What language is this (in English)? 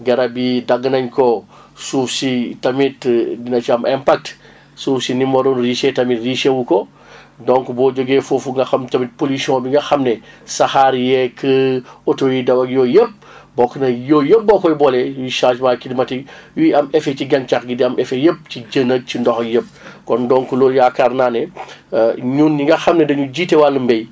Wolof